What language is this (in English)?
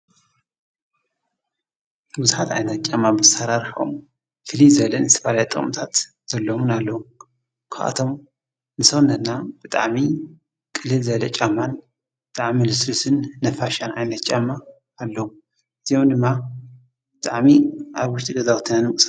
Tigrinya